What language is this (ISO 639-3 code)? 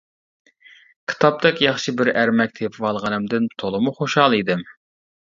uig